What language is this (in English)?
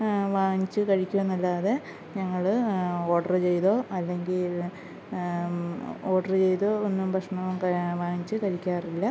Malayalam